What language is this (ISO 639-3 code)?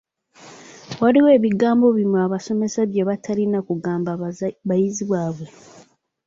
lug